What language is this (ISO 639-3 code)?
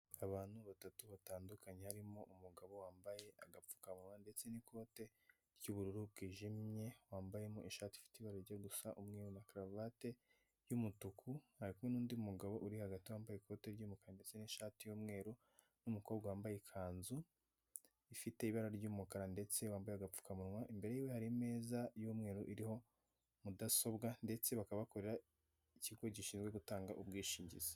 kin